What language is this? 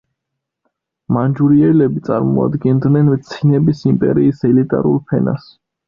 Georgian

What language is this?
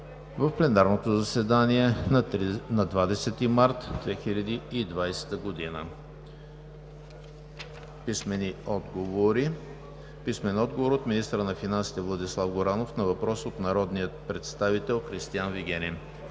Bulgarian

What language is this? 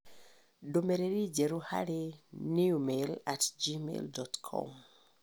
Kikuyu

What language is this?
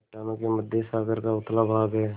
Hindi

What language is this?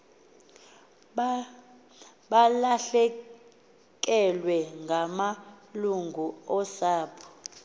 Xhosa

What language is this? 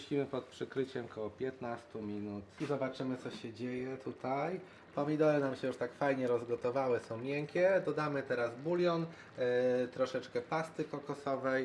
Polish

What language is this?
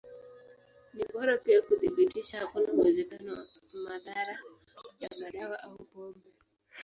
Swahili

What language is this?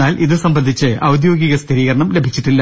Malayalam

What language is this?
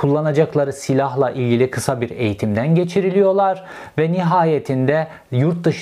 Turkish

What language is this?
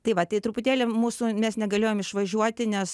Lithuanian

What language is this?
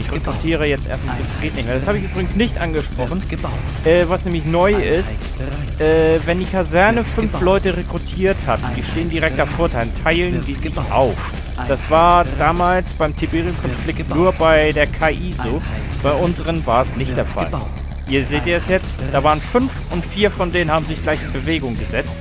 German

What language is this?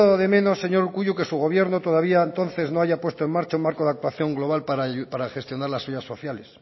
Spanish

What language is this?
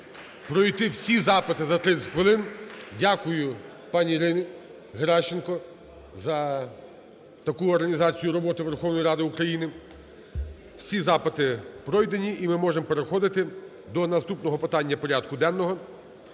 Ukrainian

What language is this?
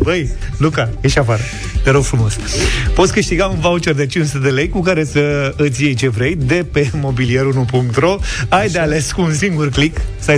Romanian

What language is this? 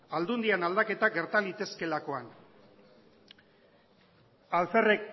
Basque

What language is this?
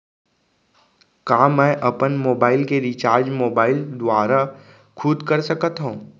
Chhattisgarhi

